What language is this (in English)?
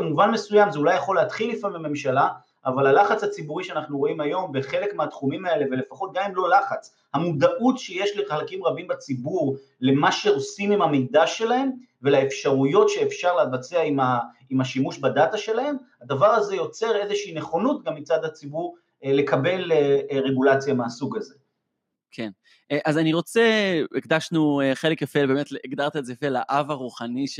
Hebrew